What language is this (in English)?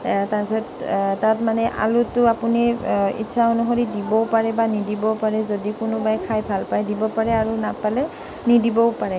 Assamese